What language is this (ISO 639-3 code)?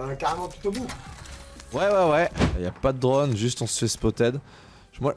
fra